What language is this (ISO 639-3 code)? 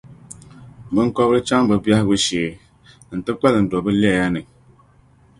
dag